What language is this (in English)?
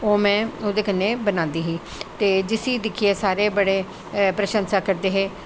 Dogri